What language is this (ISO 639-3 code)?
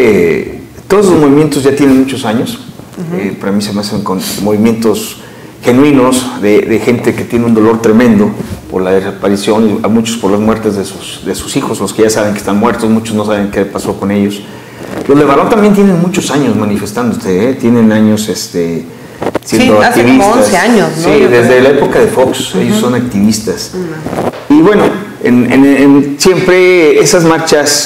spa